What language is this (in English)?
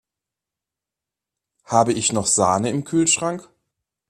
German